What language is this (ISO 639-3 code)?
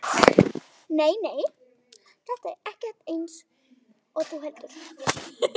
isl